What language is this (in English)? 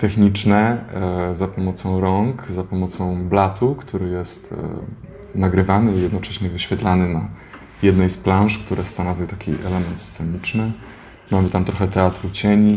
Polish